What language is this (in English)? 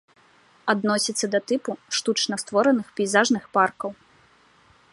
Belarusian